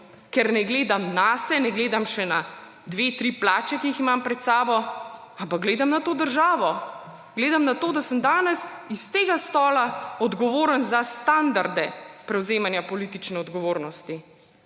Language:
Slovenian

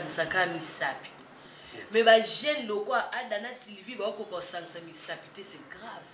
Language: French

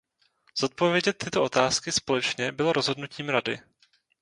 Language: Czech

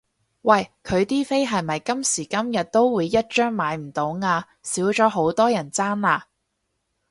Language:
Cantonese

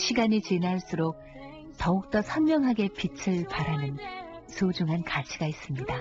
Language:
Korean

